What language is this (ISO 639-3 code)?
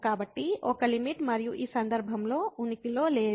tel